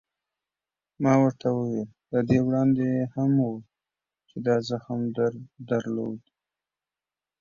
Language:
Pashto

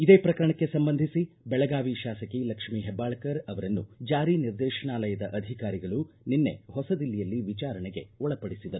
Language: Kannada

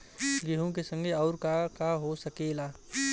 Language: Bhojpuri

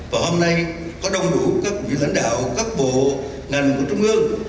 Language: Vietnamese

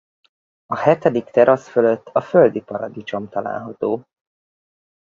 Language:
Hungarian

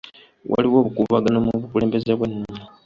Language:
Ganda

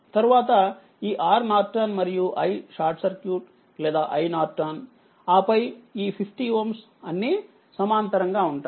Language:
Telugu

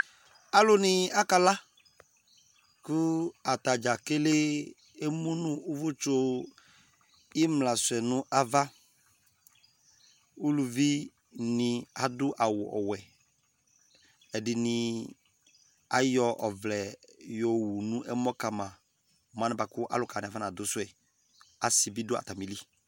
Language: Ikposo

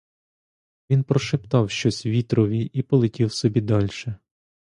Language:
Ukrainian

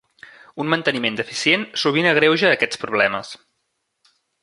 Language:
Catalan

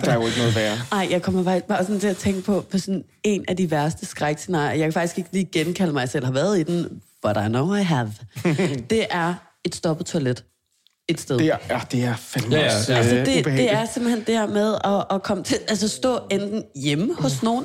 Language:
Danish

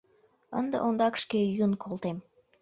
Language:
Mari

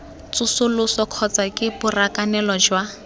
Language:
Tswana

